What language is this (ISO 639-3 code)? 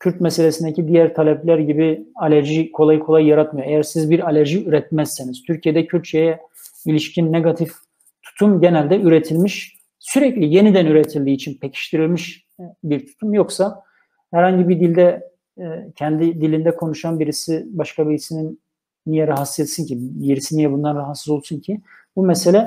tur